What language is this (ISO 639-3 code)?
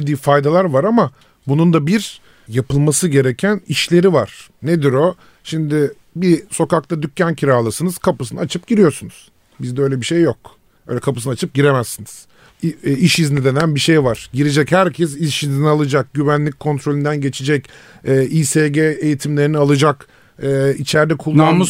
tur